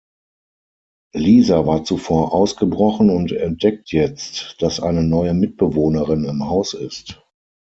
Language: German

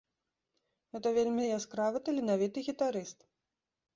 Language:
Belarusian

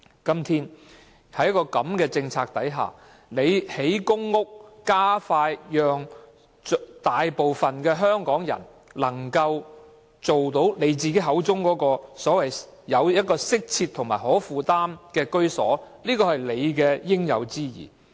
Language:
Cantonese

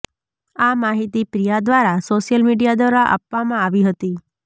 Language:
Gujarati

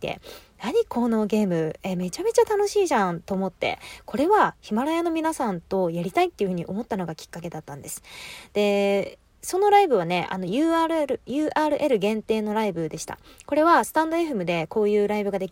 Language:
Japanese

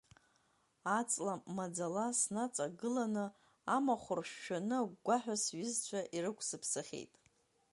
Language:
Abkhazian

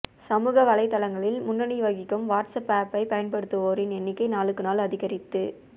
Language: Tamil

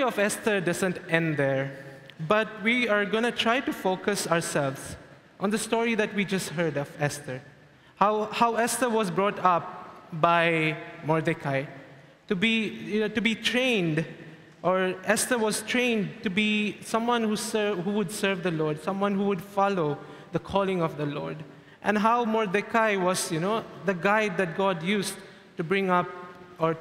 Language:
English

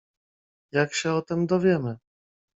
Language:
Polish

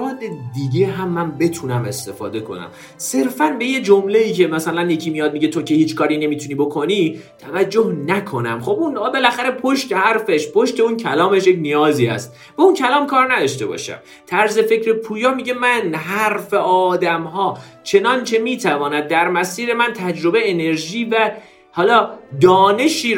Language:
Persian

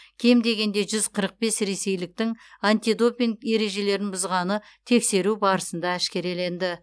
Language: Kazakh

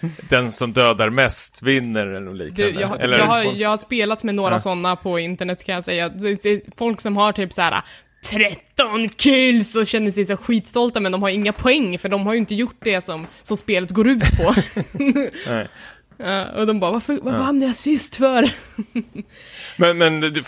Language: Swedish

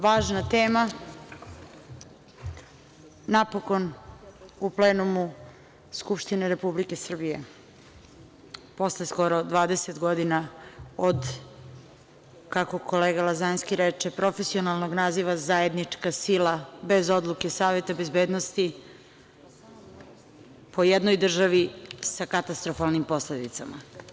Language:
Serbian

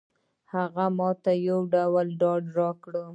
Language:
Pashto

